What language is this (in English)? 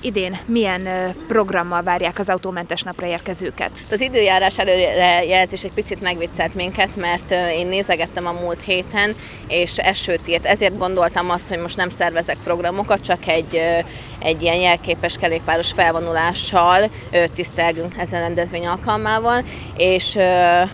Hungarian